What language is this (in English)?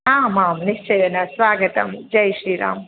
Sanskrit